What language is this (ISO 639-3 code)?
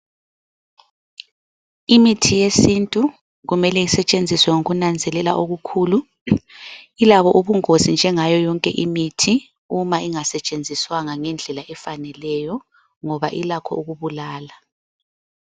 nde